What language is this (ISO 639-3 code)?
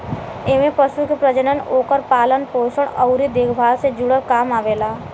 bho